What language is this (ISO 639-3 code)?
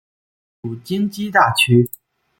zho